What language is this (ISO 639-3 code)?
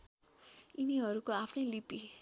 nep